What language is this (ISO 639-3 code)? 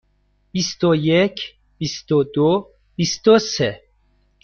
fas